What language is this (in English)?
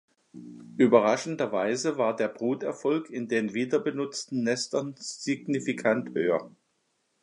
German